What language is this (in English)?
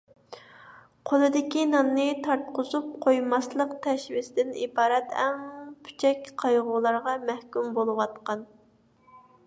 Uyghur